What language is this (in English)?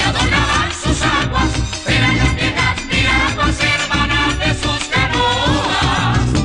Spanish